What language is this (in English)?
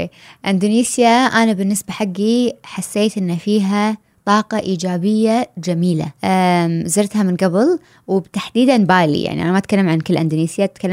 Arabic